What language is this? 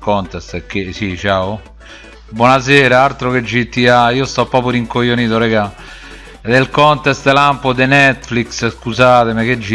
Italian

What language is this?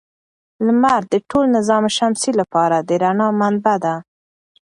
Pashto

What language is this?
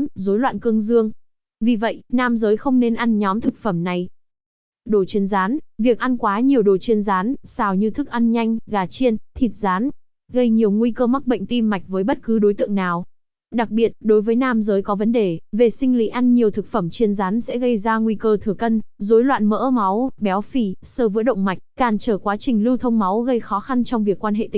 Vietnamese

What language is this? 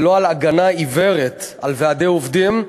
Hebrew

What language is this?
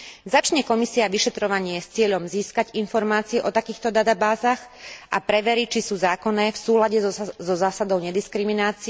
Slovak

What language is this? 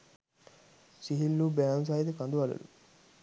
Sinhala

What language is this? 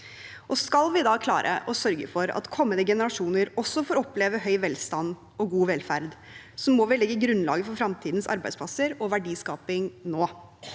Norwegian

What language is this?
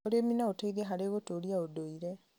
Kikuyu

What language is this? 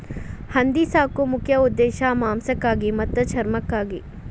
Kannada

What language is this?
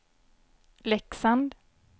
Swedish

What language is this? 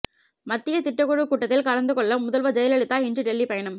Tamil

